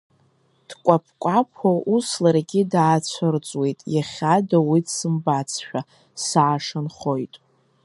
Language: Abkhazian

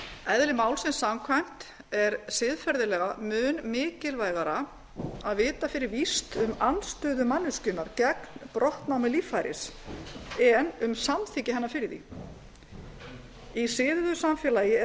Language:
Icelandic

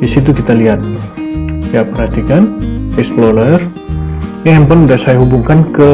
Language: Indonesian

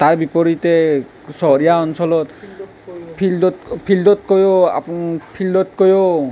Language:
Assamese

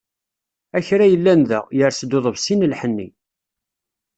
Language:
Kabyle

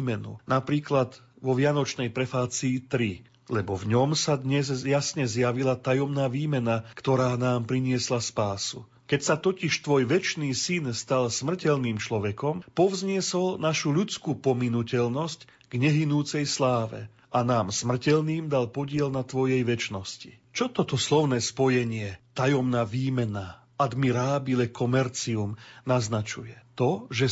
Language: Slovak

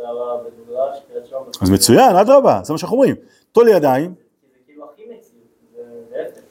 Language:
Hebrew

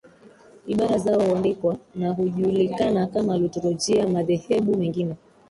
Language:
Swahili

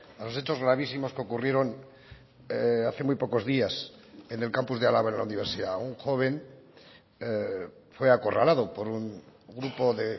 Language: Spanish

